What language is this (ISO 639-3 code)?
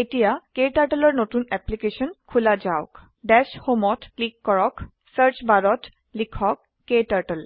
asm